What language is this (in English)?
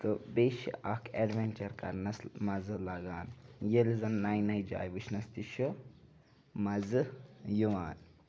Kashmiri